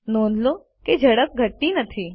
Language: Gujarati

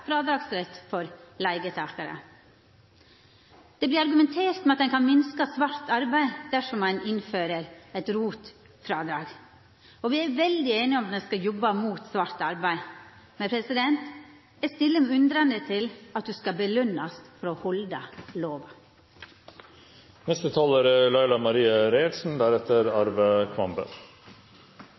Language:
Norwegian Nynorsk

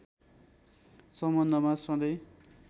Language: Nepali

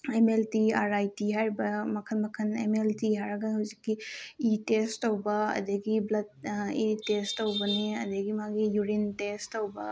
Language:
Manipuri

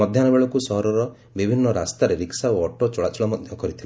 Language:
Odia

